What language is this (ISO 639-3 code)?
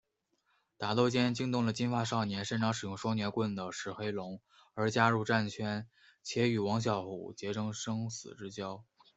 zho